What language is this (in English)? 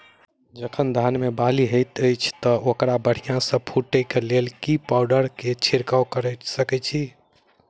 Maithili